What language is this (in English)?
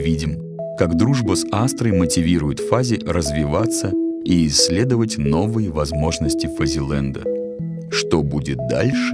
Russian